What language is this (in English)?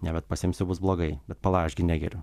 Lithuanian